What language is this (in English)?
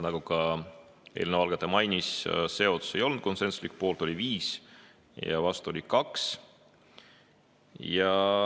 Estonian